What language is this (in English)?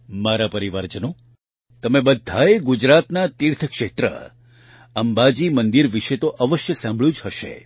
Gujarati